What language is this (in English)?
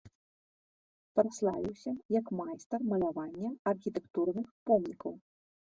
Belarusian